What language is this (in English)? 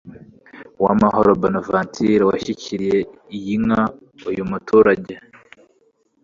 Kinyarwanda